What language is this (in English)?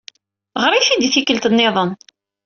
Kabyle